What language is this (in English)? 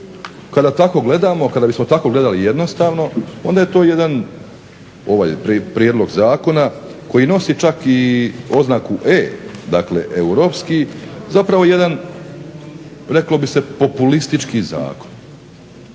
Croatian